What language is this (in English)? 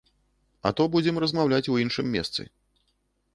Belarusian